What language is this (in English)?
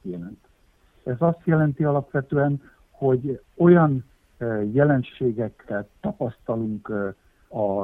Hungarian